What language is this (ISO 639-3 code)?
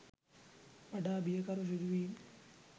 sin